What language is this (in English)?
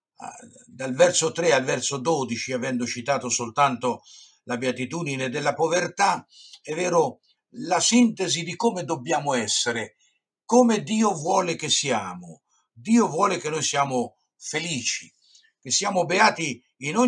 Italian